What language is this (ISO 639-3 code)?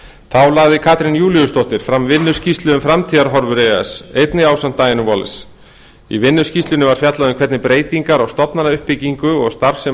isl